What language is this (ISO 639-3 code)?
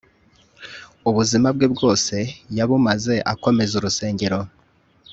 kin